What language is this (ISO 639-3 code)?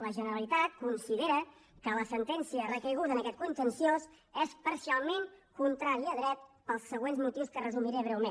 cat